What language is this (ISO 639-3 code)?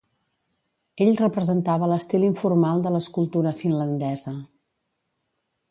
cat